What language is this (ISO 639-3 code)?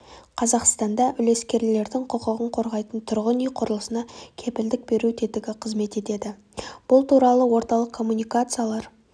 kaz